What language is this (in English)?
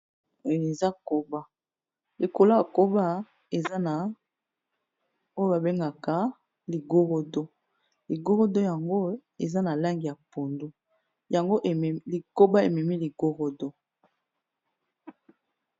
Lingala